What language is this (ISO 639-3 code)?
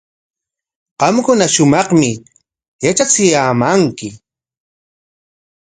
qwa